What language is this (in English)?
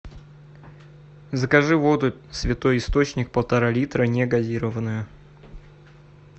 Russian